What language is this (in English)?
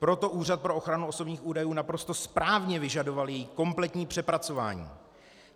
Czech